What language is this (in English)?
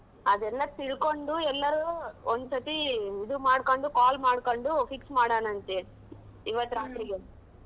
Kannada